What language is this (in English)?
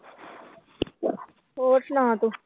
Punjabi